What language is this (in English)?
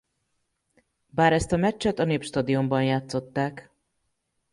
Hungarian